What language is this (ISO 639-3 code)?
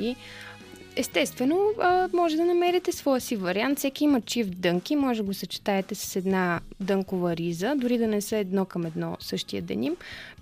bul